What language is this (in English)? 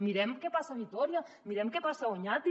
Catalan